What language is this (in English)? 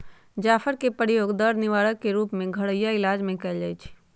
Magahi